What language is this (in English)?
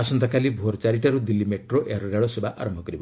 Odia